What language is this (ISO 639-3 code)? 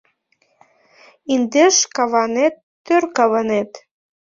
chm